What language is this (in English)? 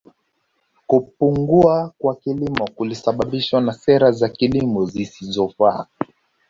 Swahili